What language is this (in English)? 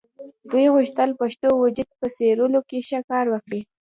Pashto